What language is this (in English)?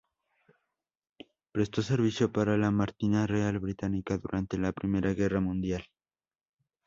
Spanish